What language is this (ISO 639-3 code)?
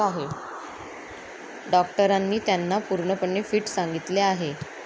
mar